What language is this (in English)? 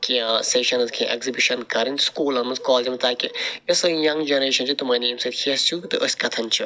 Kashmiri